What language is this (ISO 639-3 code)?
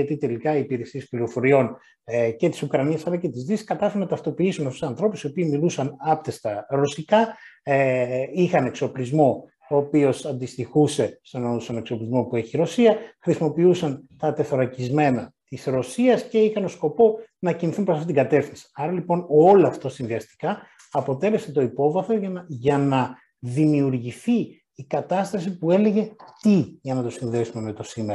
ell